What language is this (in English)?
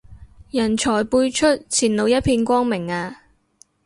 Cantonese